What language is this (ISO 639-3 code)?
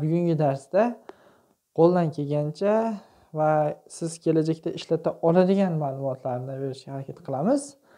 tur